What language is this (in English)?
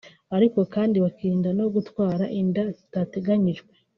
Kinyarwanda